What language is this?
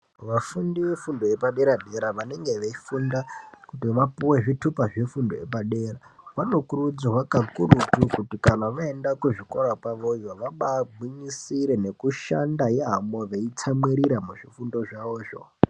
Ndau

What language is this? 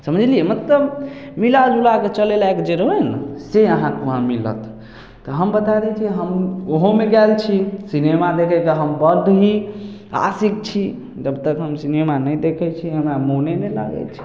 Maithili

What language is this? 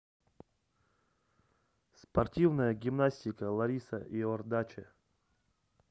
Russian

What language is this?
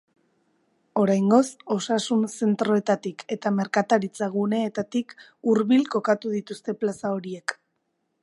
Basque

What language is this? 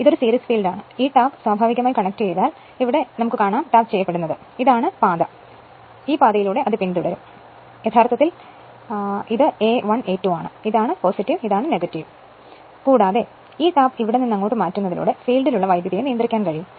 Malayalam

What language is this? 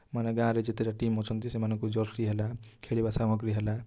Odia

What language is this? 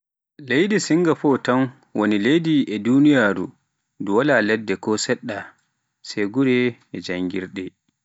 Pular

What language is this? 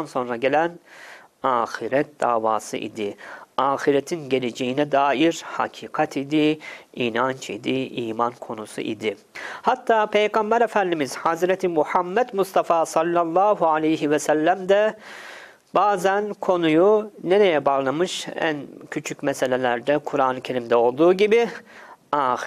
Turkish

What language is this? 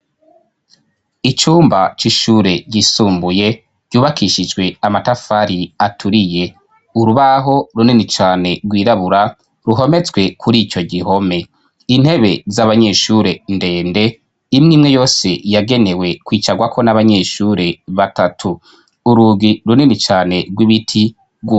Rundi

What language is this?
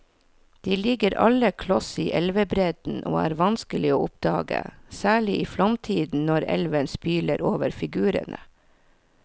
Norwegian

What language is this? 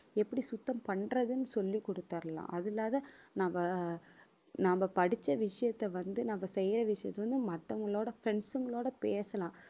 Tamil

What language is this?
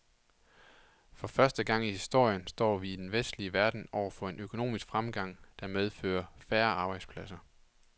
Danish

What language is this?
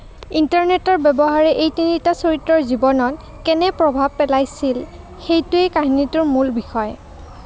Assamese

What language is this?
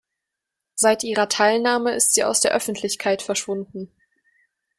German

